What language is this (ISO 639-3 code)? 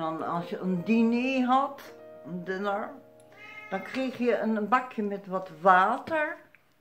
nld